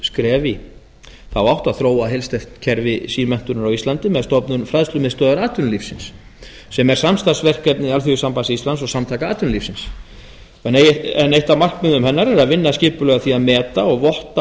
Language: Icelandic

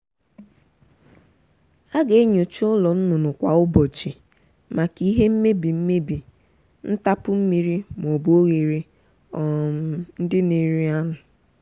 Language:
Igbo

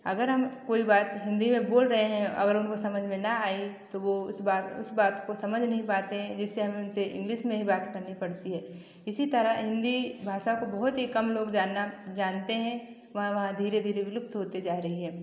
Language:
Hindi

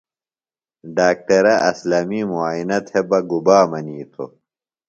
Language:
Phalura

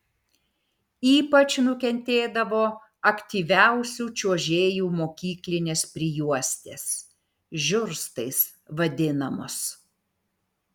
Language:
Lithuanian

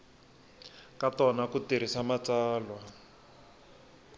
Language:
Tsonga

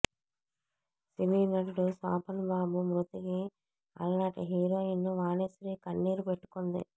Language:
Telugu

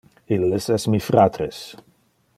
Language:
Interlingua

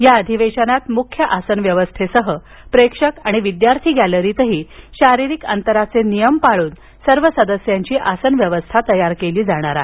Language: Marathi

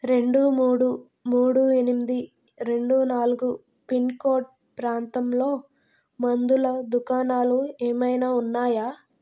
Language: Telugu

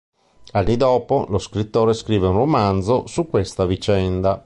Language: Italian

